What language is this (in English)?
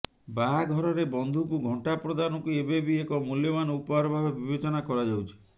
Odia